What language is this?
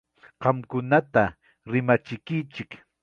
Ayacucho Quechua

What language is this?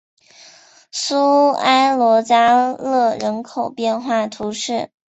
Chinese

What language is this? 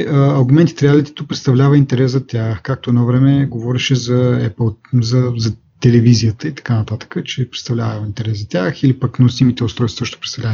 Bulgarian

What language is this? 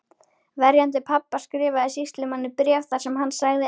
Icelandic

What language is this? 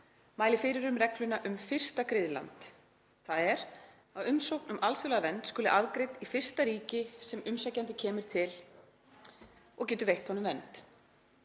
Icelandic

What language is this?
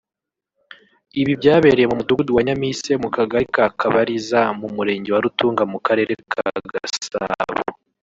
Kinyarwanda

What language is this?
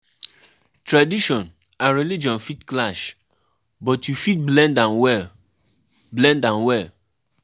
Nigerian Pidgin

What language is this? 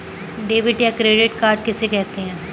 Hindi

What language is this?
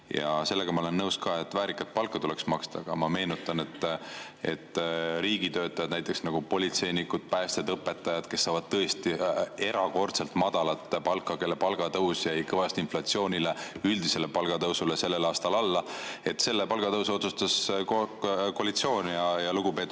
Estonian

